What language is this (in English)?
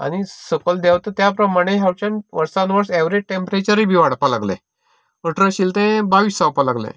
Konkani